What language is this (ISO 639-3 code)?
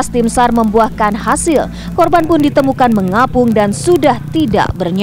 ind